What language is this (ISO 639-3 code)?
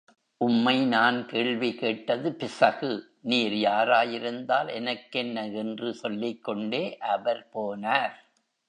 tam